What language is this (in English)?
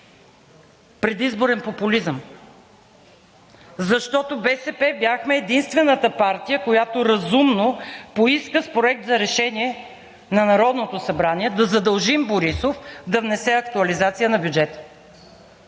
Bulgarian